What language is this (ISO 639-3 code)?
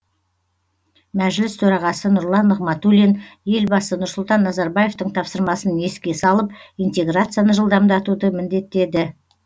kaz